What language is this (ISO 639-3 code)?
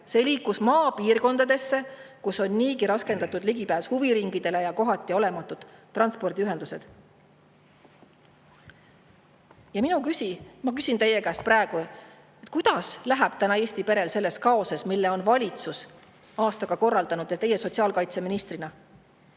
est